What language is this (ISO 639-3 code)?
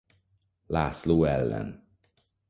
hun